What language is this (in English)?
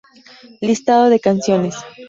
Spanish